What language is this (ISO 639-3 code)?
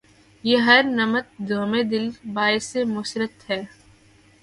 urd